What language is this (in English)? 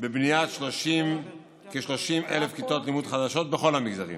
Hebrew